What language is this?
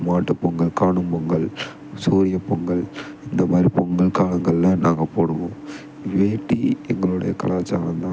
Tamil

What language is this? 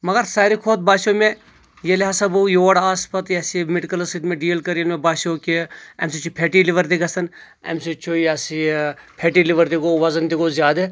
Kashmiri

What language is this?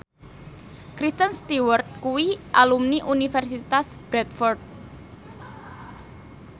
Javanese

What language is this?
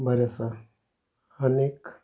Konkani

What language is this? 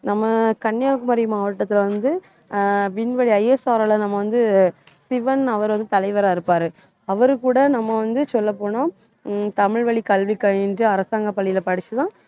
Tamil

